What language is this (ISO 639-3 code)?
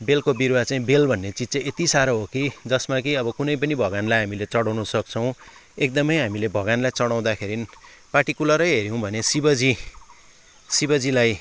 nep